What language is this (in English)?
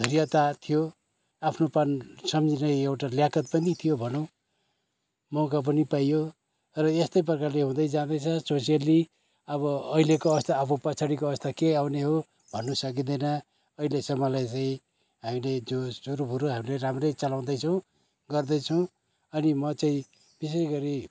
Nepali